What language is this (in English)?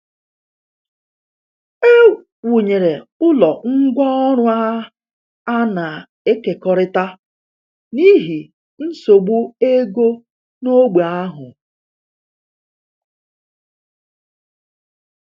Igbo